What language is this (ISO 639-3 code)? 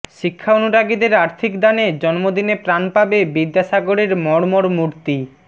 ben